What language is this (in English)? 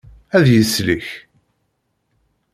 Kabyle